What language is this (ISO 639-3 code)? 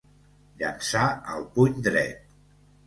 cat